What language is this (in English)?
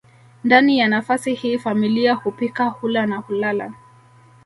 Swahili